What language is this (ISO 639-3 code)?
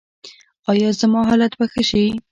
pus